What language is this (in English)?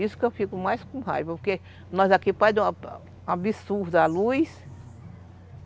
Portuguese